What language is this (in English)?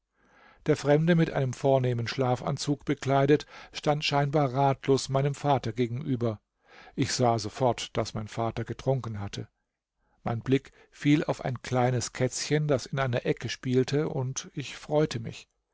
German